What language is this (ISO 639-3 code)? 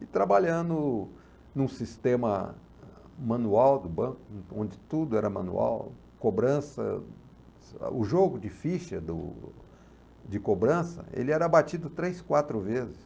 por